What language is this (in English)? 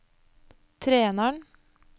Norwegian